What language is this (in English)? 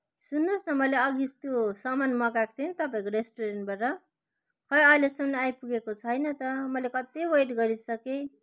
Nepali